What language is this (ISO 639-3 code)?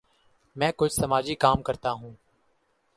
urd